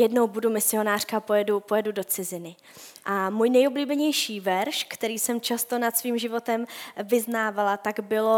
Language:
Czech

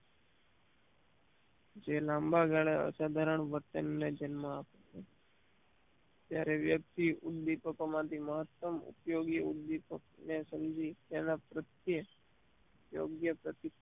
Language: Gujarati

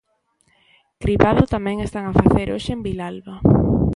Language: Galician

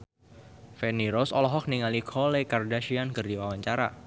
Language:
Sundanese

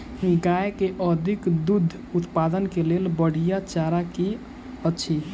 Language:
Maithili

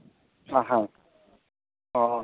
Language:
Manipuri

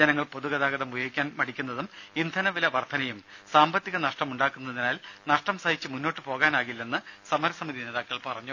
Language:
Malayalam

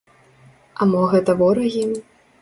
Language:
Belarusian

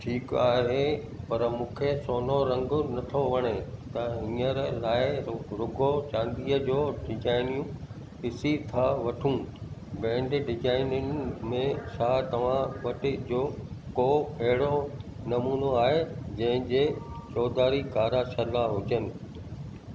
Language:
Sindhi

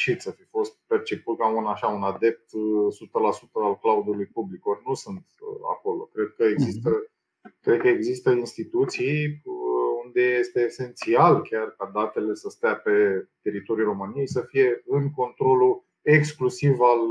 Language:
Romanian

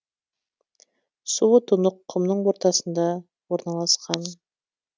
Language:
Kazakh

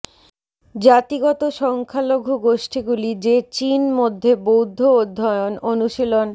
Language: Bangla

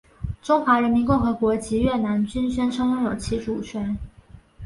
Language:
Chinese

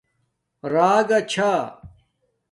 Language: Domaaki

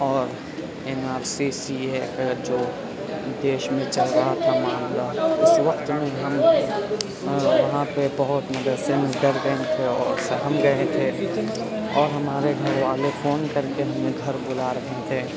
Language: Urdu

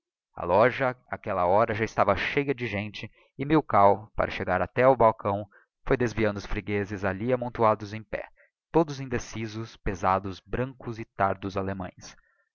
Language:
Portuguese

